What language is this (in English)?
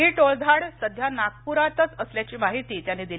Marathi